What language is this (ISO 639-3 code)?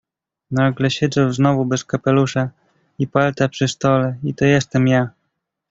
pol